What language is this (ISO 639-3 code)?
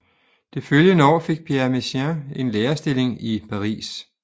dan